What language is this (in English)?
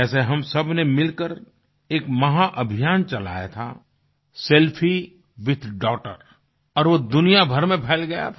Hindi